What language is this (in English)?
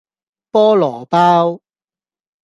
Cantonese